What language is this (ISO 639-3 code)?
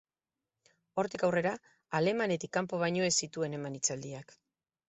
eus